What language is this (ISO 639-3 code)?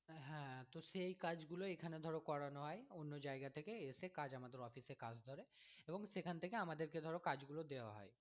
ben